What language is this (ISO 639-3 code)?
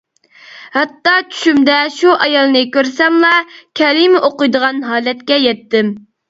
uig